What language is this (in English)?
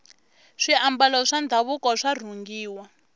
Tsonga